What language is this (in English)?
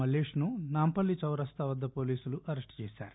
Telugu